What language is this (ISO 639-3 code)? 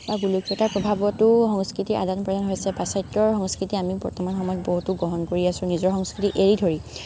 asm